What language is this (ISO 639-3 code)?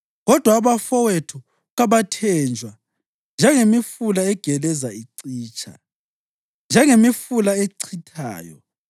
nde